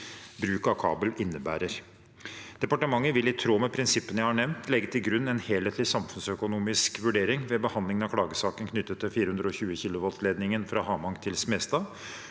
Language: Norwegian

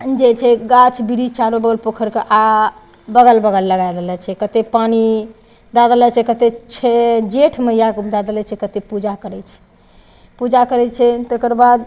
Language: Maithili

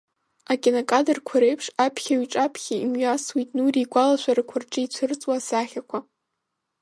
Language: Abkhazian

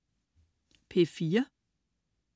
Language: Danish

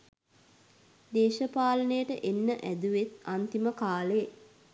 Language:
Sinhala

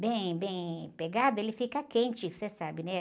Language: Portuguese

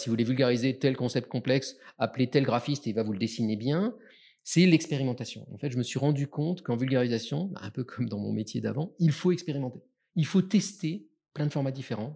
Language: French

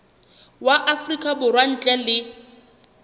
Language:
Southern Sotho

